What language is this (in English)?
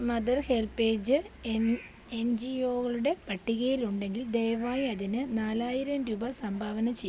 Malayalam